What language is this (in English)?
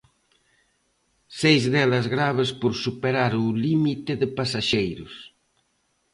Galician